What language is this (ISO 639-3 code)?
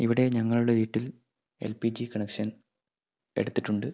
mal